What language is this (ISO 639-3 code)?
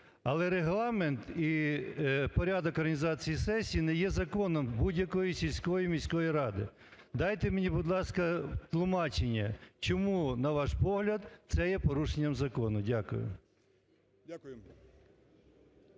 ukr